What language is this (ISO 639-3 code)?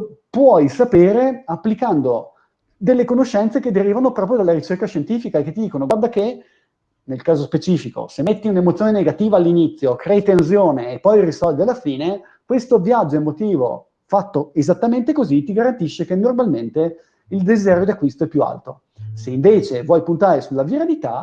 ita